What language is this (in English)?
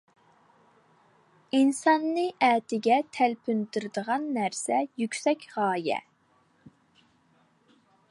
Uyghur